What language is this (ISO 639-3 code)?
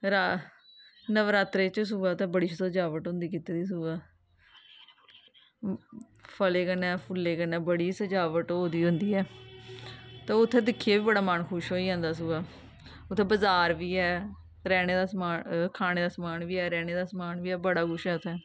doi